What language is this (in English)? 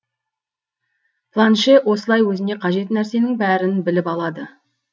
Kazakh